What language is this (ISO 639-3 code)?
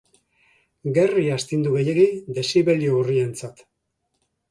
eus